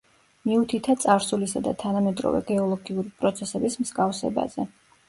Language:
Georgian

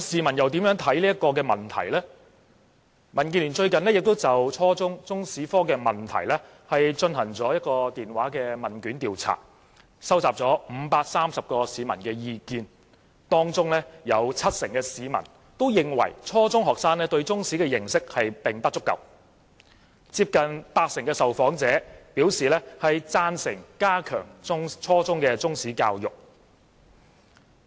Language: Cantonese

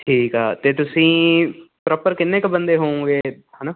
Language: Punjabi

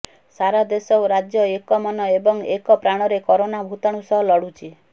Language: Odia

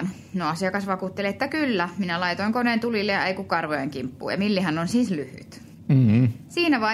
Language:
Finnish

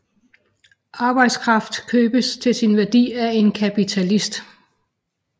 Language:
Danish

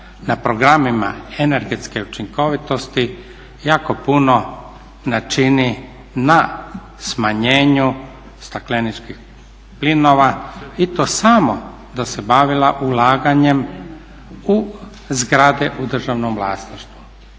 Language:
Croatian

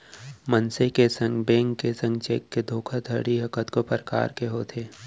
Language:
Chhattisgarhi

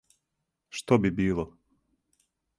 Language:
Serbian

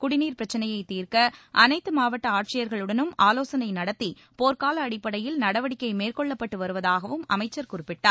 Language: Tamil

